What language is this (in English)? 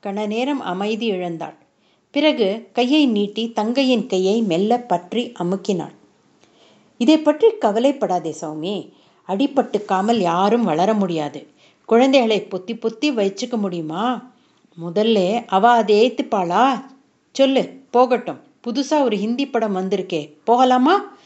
Tamil